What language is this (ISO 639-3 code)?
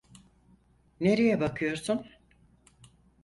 tur